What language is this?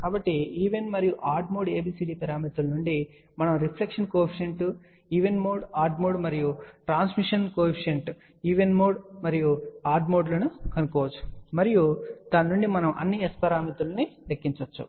Telugu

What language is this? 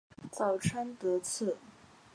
Chinese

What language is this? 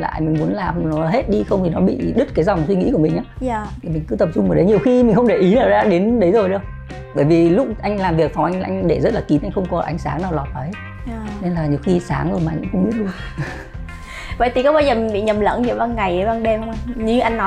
Vietnamese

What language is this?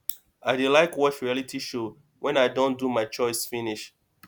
Nigerian Pidgin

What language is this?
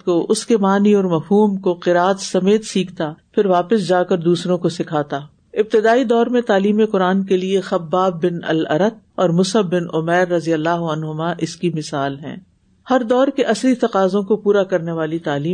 Urdu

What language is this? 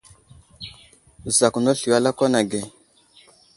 Wuzlam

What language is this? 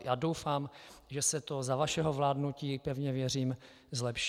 Czech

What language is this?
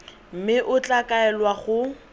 Tswana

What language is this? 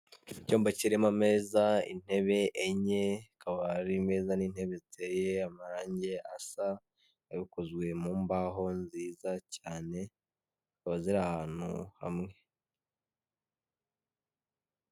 Kinyarwanda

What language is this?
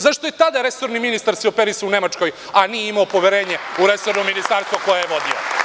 Serbian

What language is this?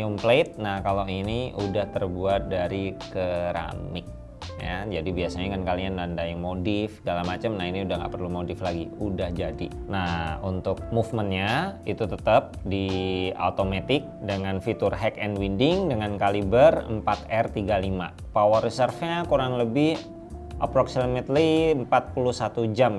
Indonesian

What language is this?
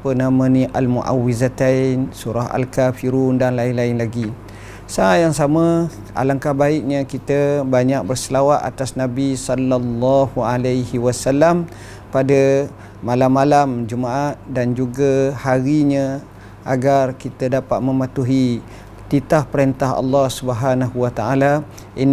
Malay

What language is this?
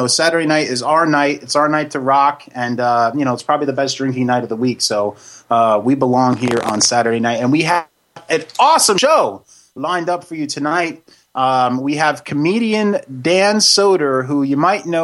English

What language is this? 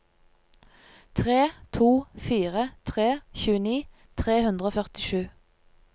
Norwegian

